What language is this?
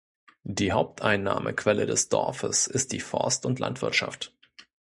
German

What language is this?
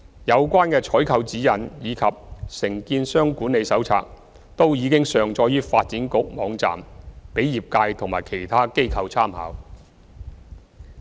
Cantonese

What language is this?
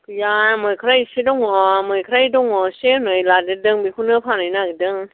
Bodo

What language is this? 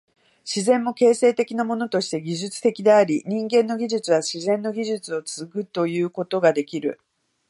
Japanese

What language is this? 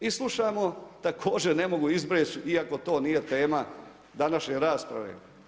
Croatian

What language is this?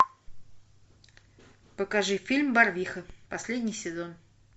Russian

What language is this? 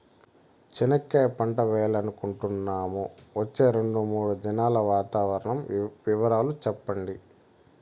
Telugu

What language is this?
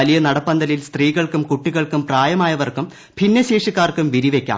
Malayalam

